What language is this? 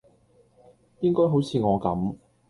Cantonese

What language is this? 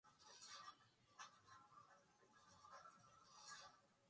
Swahili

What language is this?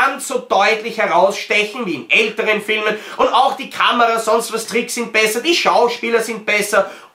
German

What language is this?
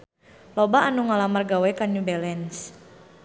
Sundanese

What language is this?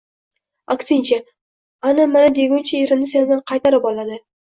Uzbek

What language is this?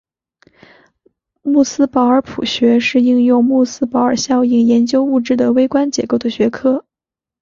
Chinese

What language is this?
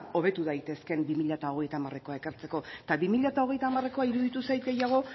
Basque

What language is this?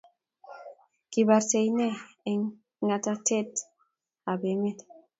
Kalenjin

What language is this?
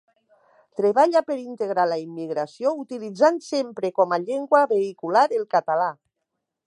Catalan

